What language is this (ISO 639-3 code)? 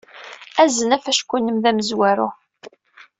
kab